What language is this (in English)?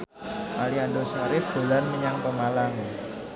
Javanese